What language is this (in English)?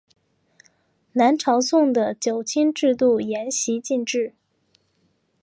Chinese